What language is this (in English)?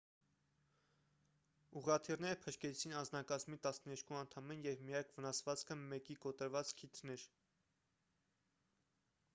Armenian